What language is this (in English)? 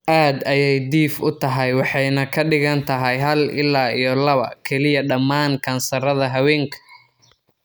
Somali